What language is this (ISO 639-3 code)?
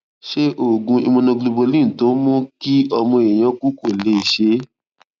yor